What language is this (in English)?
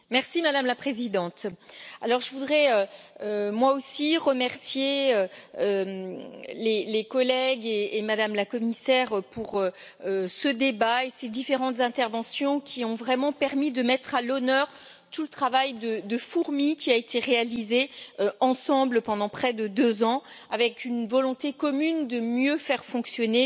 French